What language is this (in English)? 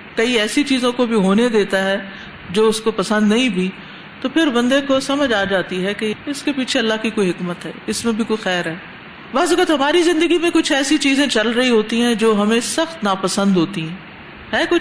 Urdu